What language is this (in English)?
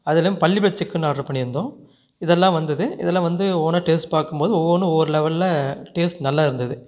Tamil